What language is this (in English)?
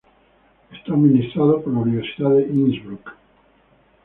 Spanish